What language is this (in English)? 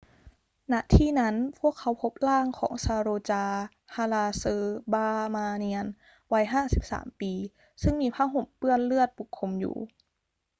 Thai